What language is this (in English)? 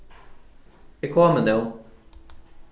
Faroese